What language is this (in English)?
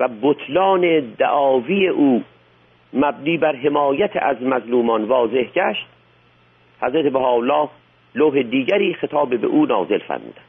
Persian